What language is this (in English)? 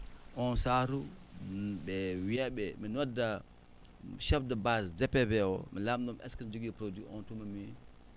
Fula